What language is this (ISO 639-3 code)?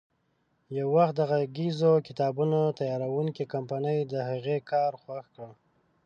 pus